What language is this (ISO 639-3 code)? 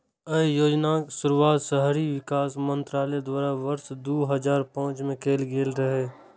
mai